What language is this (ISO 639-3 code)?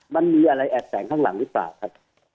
tha